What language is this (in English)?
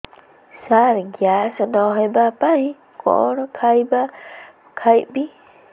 Odia